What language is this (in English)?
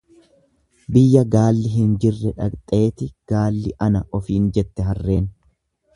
Oromo